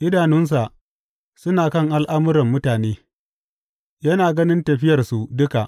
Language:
Hausa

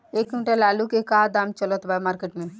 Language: Bhojpuri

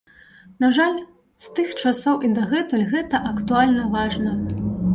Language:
Belarusian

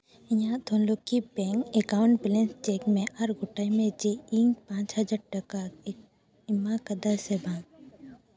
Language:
Santali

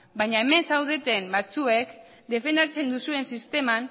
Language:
Basque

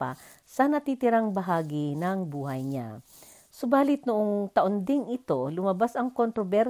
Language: Filipino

